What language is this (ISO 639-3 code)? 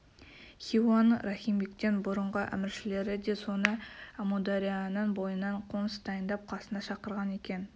kaz